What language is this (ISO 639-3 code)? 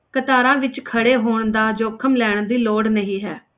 pan